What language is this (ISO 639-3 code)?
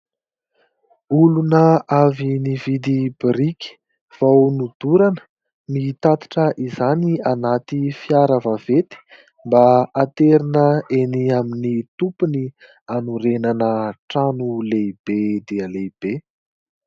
mlg